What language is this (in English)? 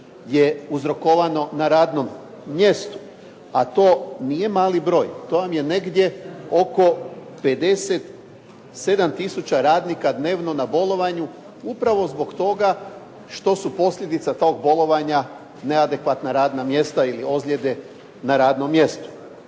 Croatian